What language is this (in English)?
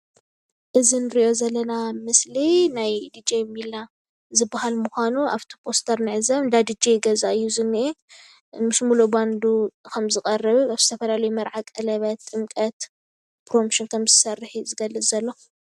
Tigrinya